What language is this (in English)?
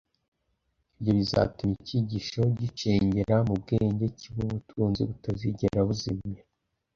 Kinyarwanda